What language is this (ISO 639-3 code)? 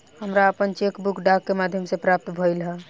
bho